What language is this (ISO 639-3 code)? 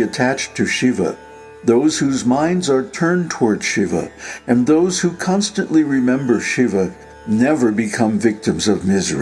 eng